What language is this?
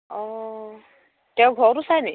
Assamese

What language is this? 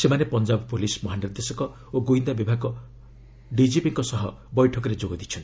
Odia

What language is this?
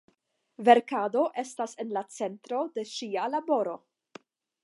Esperanto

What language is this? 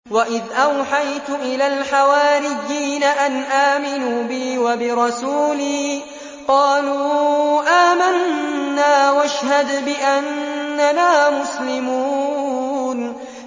Arabic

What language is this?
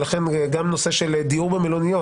Hebrew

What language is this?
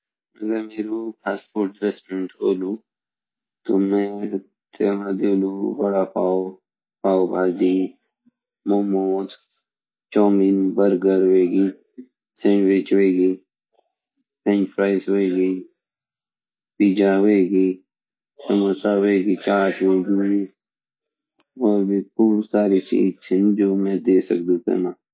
Garhwali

